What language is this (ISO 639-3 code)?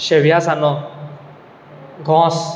kok